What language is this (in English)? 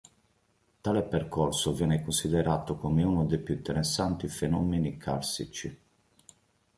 Italian